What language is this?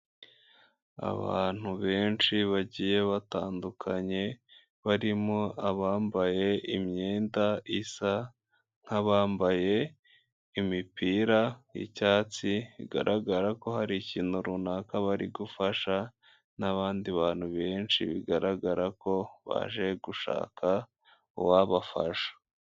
Kinyarwanda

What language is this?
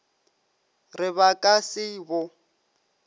Northern Sotho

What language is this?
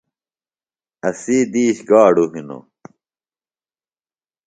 Phalura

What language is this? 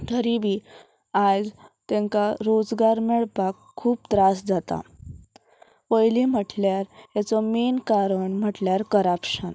Konkani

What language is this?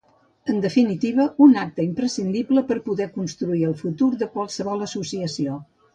Catalan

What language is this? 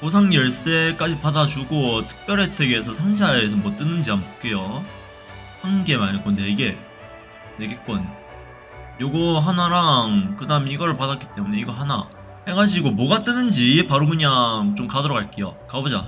Korean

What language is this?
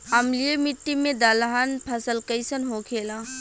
Bhojpuri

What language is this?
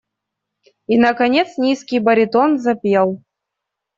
Russian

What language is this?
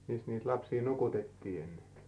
Finnish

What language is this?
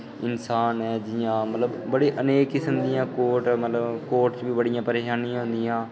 Dogri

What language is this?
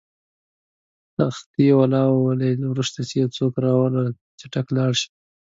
Pashto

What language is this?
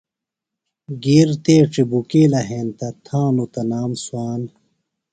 Phalura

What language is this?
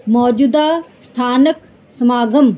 Punjabi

